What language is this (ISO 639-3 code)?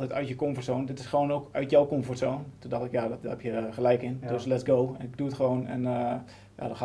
nld